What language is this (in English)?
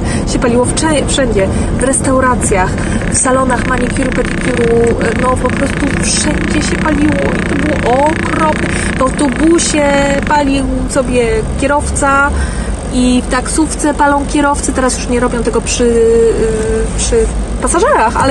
Polish